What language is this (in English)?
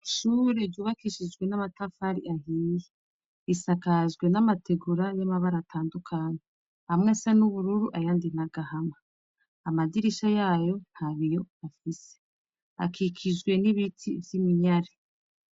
Rundi